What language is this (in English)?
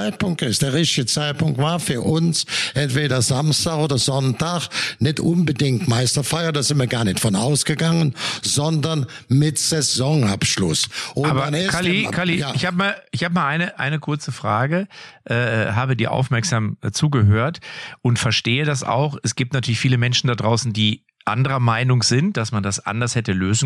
German